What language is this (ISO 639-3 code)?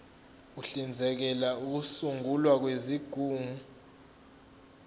zul